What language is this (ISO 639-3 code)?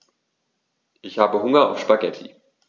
deu